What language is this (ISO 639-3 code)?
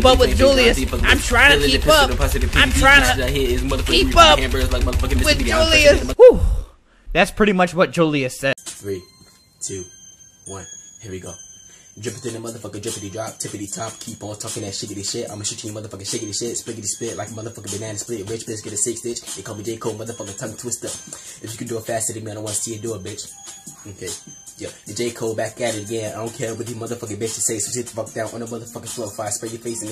eng